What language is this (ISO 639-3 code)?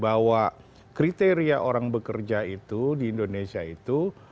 ind